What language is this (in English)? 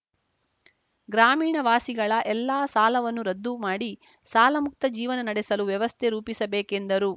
Kannada